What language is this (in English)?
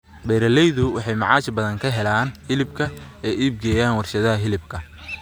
Somali